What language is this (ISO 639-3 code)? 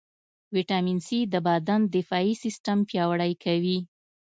pus